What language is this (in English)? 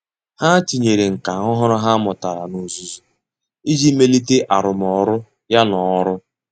Igbo